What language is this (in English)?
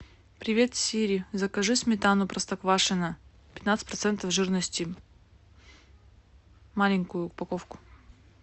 Russian